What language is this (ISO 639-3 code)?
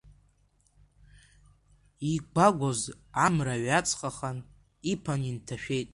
abk